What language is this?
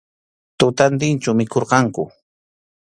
Arequipa-La Unión Quechua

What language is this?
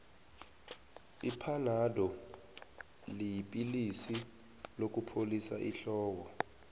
South Ndebele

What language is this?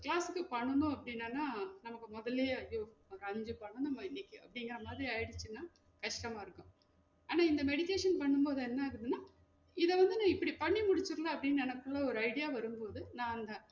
Tamil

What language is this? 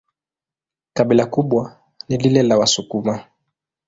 Swahili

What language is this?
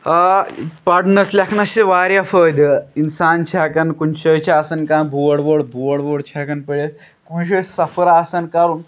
Kashmiri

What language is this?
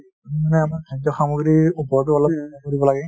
Assamese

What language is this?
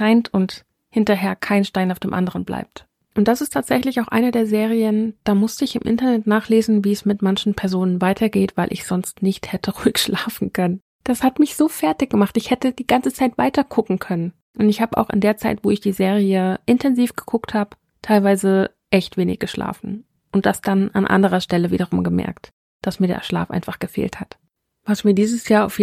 German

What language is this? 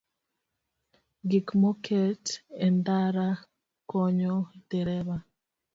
Luo (Kenya and Tanzania)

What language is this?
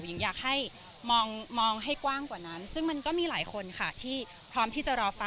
Thai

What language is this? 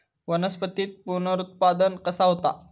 Marathi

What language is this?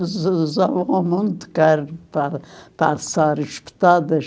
Portuguese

